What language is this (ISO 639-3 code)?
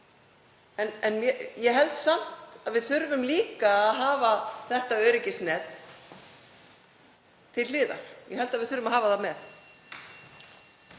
isl